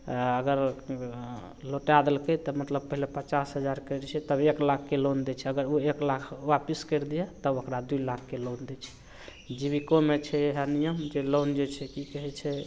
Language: Maithili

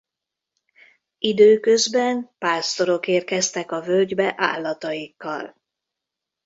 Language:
Hungarian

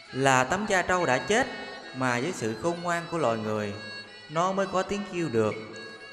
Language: Vietnamese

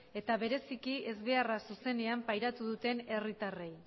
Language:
Basque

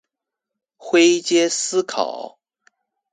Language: Chinese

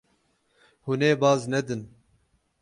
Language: Kurdish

